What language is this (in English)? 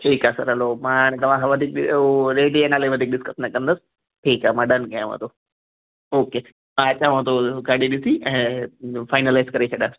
Sindhi